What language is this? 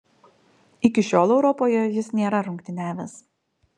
Lithuanian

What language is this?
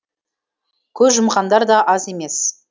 Kazakh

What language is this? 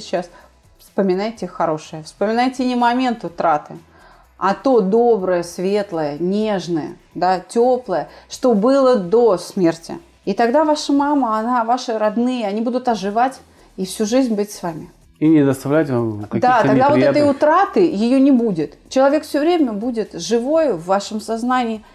Russian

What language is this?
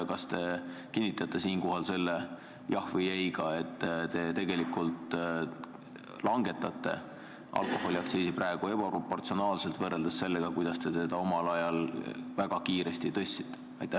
Estonian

